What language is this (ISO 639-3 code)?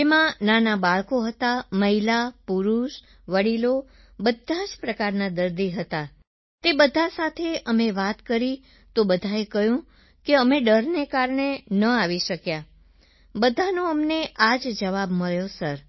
guj